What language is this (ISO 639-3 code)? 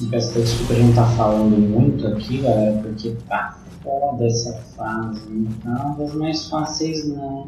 por